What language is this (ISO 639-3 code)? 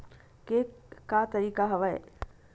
hne